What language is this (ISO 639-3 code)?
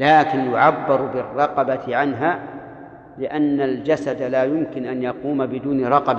ara